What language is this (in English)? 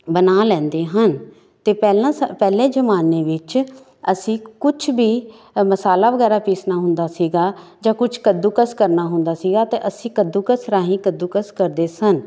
Punjabi